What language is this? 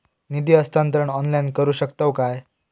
Marathi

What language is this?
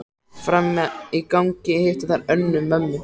Icelandic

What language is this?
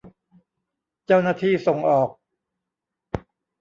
Thai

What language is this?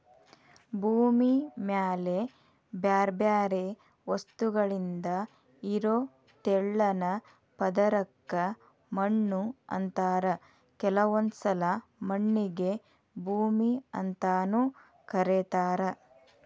Kannada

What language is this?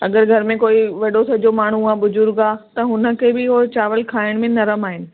Sindhi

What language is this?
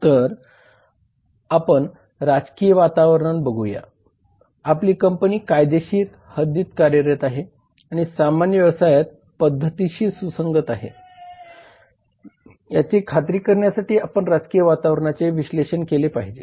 Marathi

